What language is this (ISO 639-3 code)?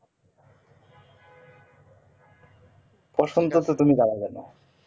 ben